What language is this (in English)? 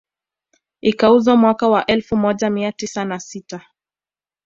Swahili